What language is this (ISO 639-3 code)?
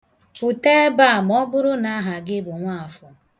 ibo